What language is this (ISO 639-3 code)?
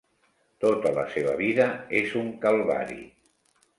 cat